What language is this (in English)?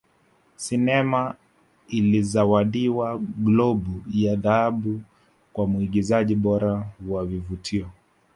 Swahili